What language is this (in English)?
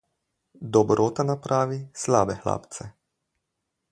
Slovenian